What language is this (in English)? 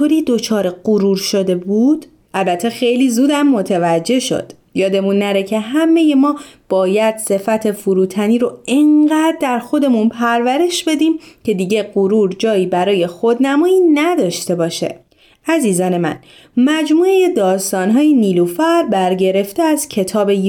Persian